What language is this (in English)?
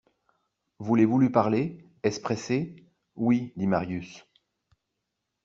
French